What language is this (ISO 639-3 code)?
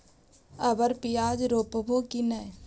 mag